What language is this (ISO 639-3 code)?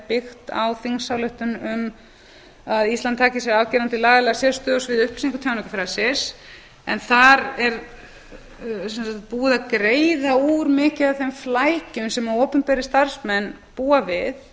isl